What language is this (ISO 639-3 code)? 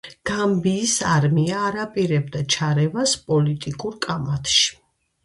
kat